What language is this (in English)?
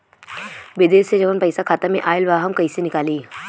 Bhojpuri